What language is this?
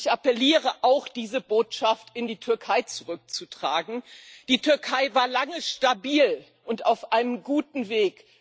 German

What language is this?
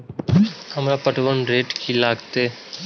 Maithili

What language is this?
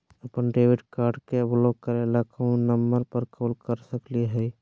Magahi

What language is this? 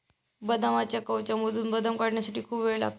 Marathi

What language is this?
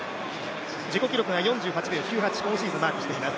Japanese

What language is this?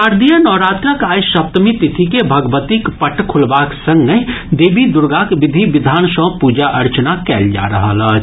Maithili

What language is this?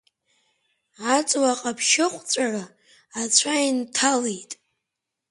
Abkhazian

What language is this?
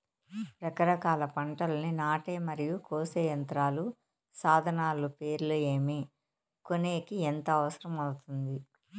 Telugu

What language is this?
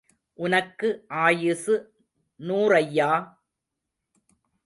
Tamil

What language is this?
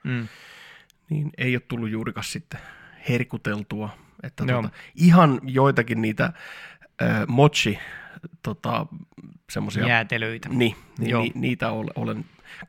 Finnish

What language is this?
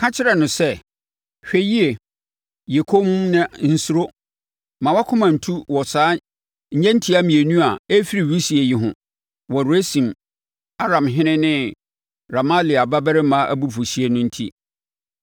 Akan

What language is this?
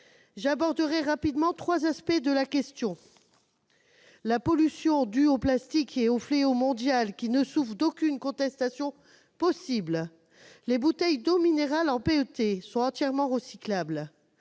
French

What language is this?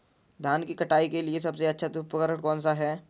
Hindi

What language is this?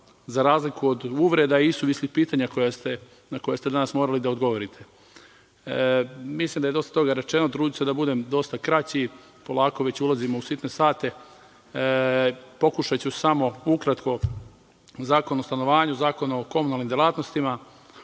Serbian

